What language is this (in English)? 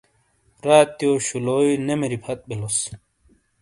Shina